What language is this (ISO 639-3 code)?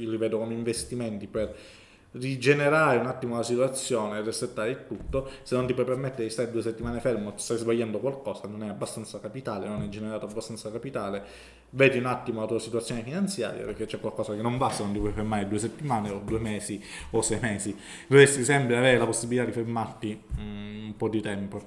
ita